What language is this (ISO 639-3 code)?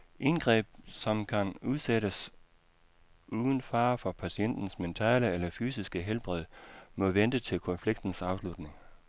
dan